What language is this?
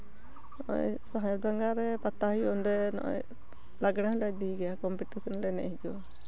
Santali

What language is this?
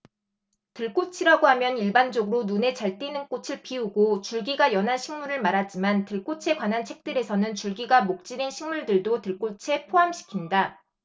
Korean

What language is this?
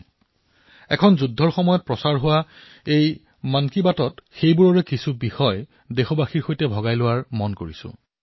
Assamese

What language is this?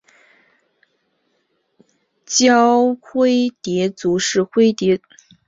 Chinese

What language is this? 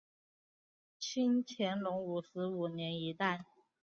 Chinese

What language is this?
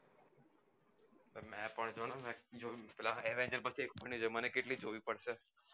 Gujarati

